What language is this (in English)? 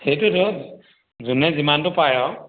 Assamese